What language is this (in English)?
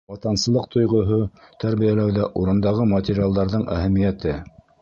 Bashkir